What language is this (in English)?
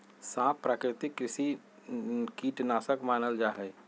Magahi